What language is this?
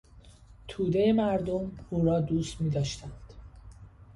Persian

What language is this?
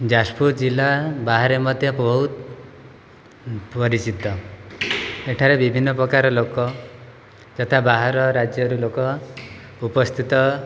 Odia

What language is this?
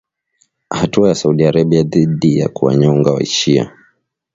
Swahili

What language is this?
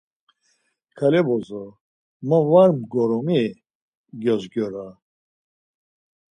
Laz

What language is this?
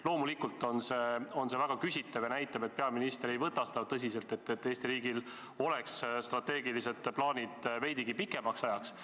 Estonian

